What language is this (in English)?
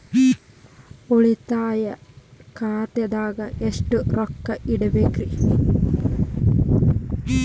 Kannada